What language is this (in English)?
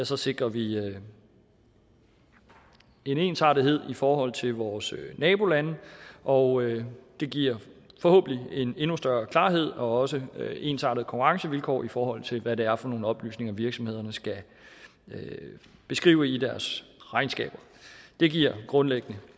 Danish